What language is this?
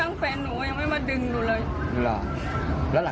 Thai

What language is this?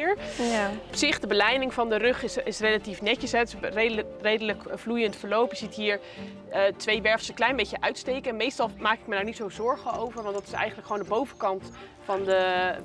Dutch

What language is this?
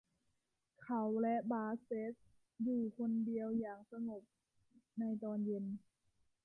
Thai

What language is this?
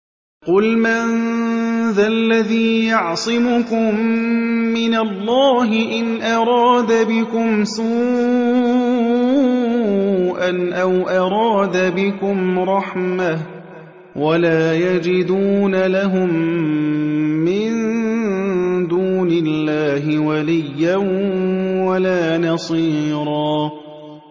Arabic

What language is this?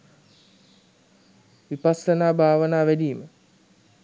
Sinhala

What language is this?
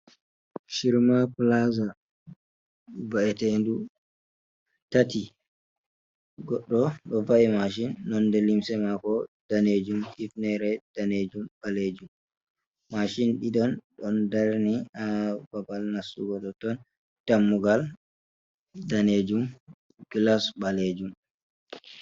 Fula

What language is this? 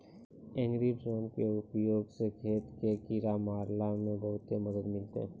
Maithili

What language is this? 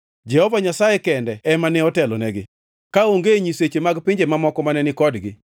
Luo (Kenya and Tanzania)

